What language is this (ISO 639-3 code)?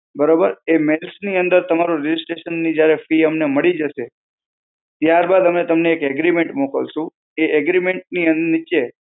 guj